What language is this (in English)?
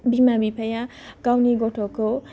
Bodo